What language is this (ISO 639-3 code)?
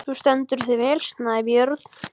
isl